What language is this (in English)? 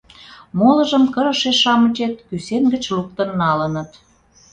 Mari